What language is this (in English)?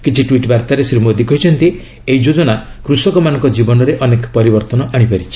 Odia